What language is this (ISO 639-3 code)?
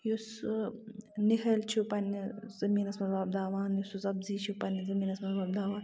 kas